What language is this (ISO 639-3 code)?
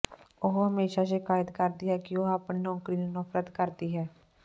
pan